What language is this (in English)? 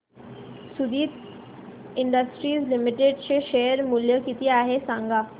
Marathi